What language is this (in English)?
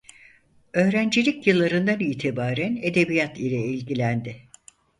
Turkish